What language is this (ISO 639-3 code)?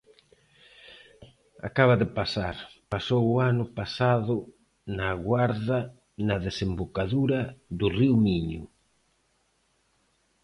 glg